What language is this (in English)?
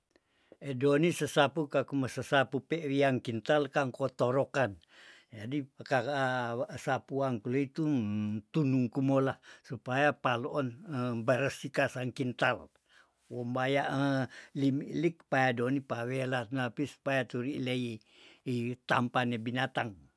Tondano